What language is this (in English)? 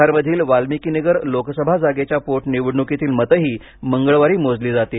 Marathi